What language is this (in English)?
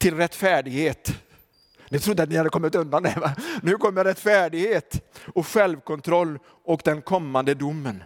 Swedish